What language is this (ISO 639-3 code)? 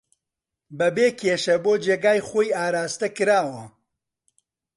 ckb